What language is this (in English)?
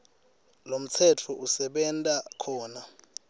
Swati